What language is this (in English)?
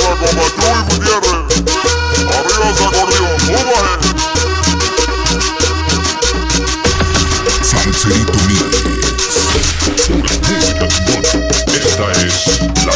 Arabic